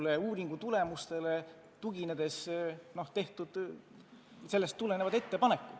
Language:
Estonian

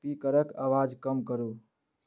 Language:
Maithili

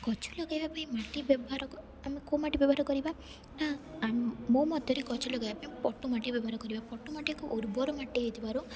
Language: Odia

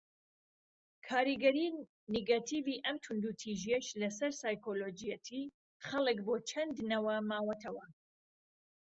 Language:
Central Kurdish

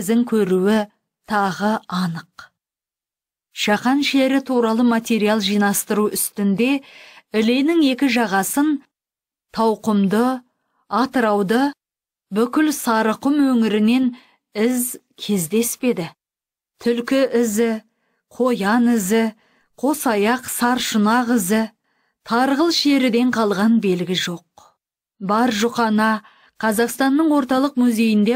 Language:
Turkish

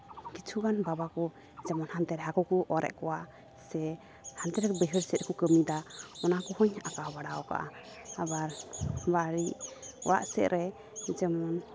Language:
Santali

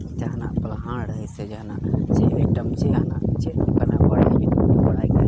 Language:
Santali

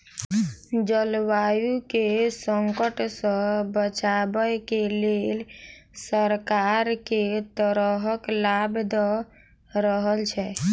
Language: Maithili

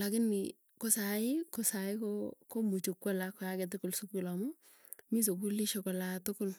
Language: Tugen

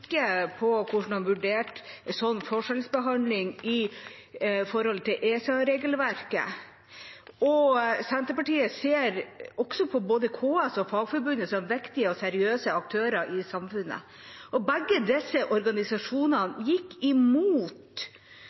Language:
Norwegian Bokmål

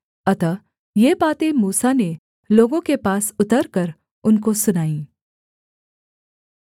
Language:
Hindi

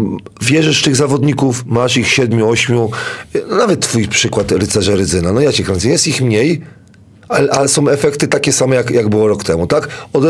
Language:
Polish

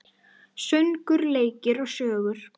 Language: Icelandic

